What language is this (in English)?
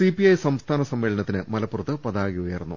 Malayalam